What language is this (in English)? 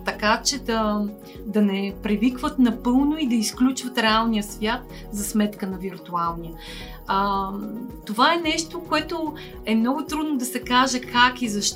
Bulgarian